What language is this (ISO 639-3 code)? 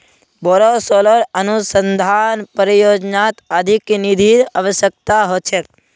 mag